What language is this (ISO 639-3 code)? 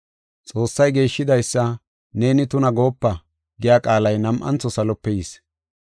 gof